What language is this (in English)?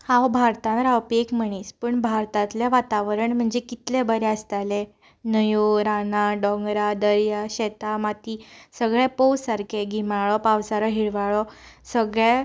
Konkani